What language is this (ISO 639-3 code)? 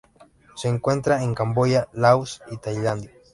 spa